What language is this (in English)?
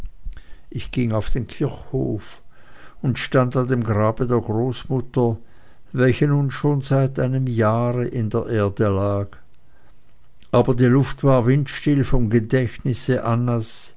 German